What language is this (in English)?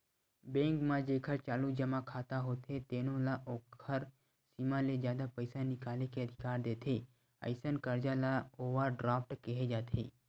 Chhattisgarhi